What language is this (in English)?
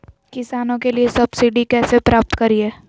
Magahi